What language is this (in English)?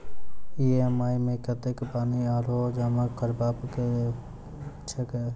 Maithili